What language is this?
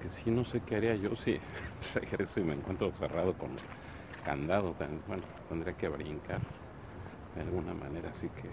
Spanish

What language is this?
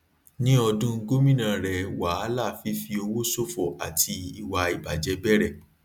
Yoruba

